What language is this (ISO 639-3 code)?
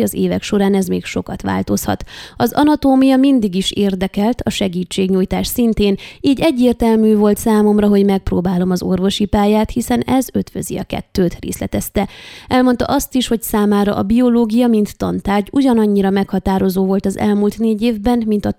hun